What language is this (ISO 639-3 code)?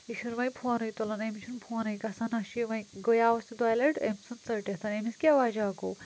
kas